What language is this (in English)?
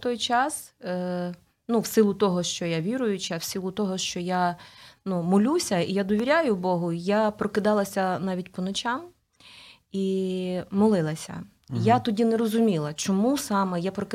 Ukrainian